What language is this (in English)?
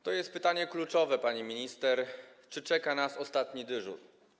Polish